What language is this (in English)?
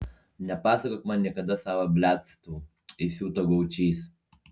Lithuanian